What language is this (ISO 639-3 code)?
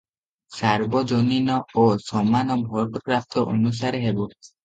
ori